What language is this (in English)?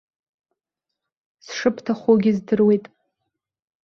Abkhazian